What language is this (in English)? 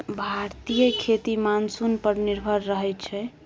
Maithili